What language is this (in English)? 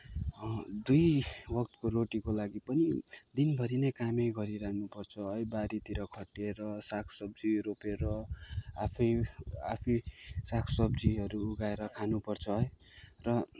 Nepali